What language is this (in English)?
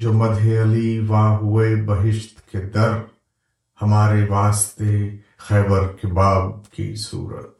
Urdu